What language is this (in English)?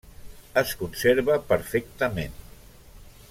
Catalan